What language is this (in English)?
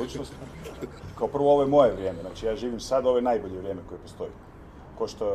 Croatian